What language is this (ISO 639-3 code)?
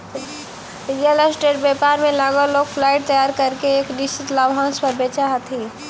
mag